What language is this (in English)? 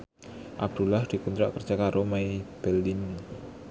Javanese